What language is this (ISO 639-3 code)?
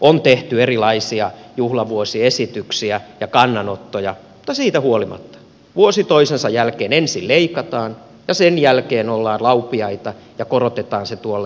fin